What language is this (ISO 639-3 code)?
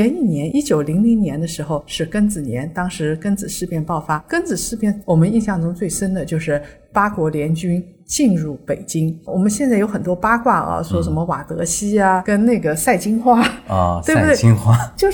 zho